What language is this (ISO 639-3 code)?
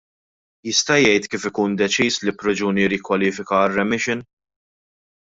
mlt